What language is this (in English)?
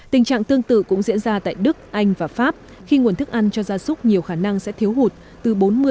Vietnamese